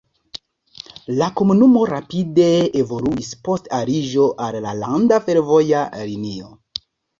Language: Esperanto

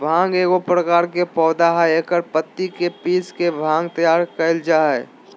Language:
Magahi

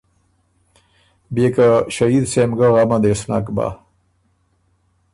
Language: Ormuri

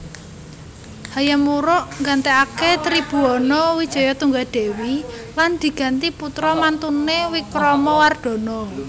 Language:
Javanese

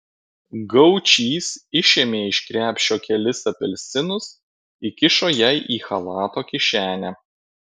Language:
Lithuanian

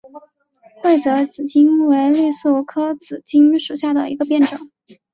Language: Chinese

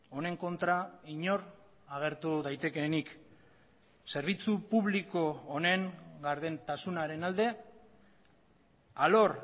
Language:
Basque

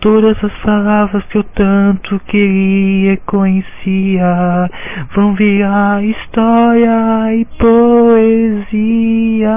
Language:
Portuguese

